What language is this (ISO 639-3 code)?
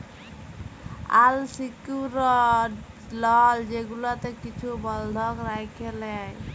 ben